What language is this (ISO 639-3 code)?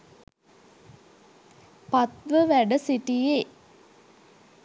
sin